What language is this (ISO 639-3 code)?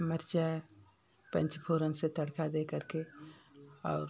hin